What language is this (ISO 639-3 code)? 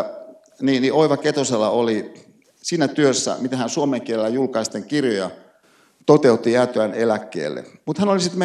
fin